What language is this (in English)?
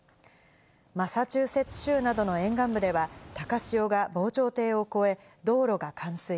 Japanese